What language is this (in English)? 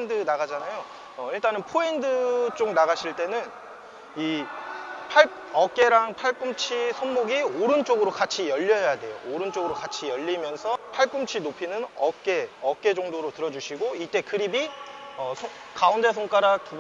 Korean